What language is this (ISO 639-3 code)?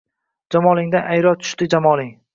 uzb